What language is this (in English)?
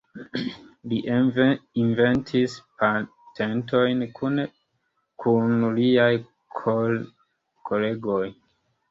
Esperanto